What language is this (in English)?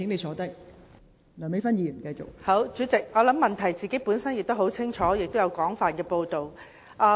Cantonese